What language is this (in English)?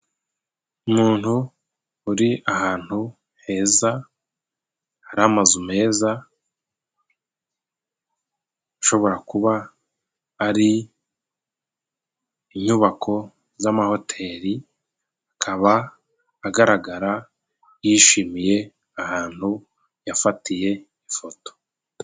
Kinyarwanda